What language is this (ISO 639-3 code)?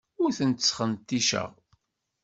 kab